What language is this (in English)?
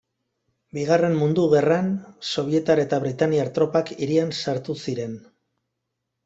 Basque